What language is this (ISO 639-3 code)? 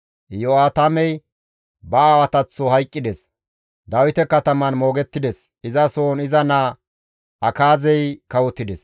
gmv